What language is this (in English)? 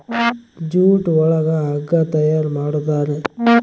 Kannada